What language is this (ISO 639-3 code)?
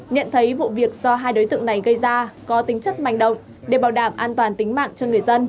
vie